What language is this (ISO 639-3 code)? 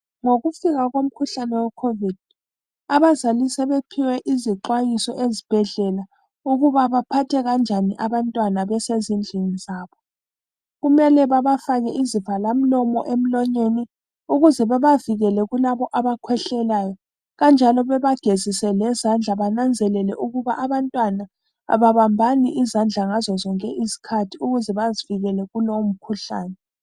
nde